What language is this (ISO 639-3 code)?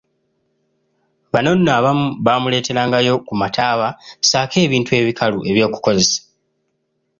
lug